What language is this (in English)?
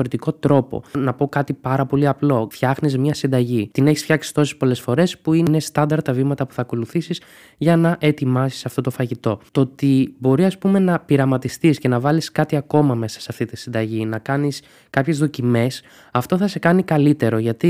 Greek